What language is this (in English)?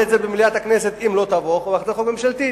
Hebrew